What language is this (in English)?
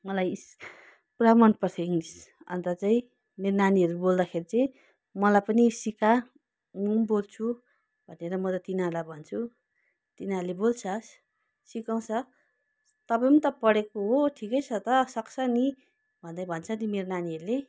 Nepali